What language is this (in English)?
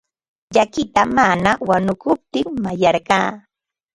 Ambo-Pasco Quechua